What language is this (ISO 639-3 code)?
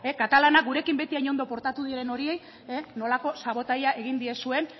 eus